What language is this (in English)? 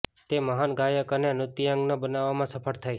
Gujarati